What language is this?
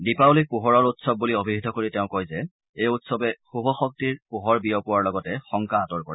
Assamese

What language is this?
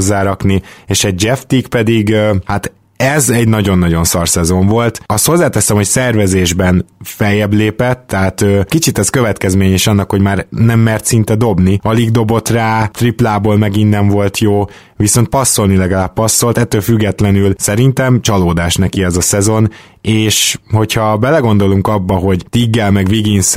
Hungarian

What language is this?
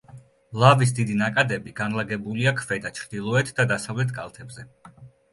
Georgian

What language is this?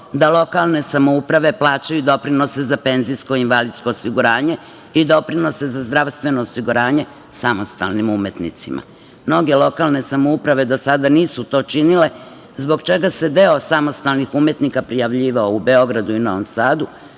Serbian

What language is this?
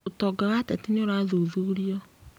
Kikuyu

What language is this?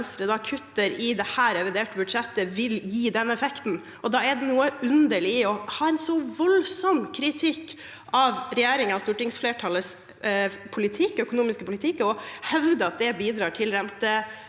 Norwegian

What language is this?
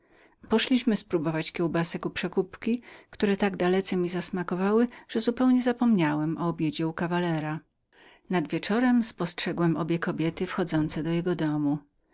Polish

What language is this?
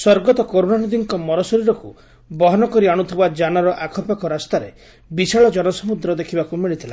Odia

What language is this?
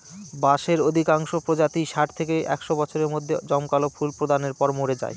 Bangla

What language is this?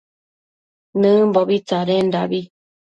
Matsés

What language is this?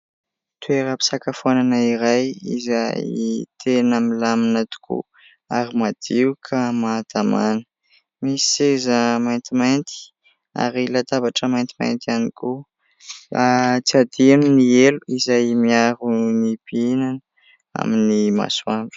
Malagasy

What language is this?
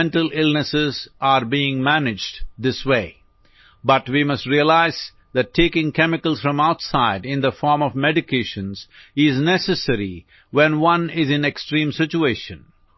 Odia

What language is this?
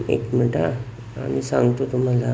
Marathi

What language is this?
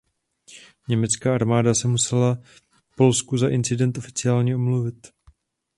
Czech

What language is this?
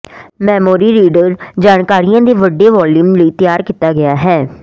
Punjabi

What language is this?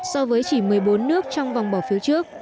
Vietnamese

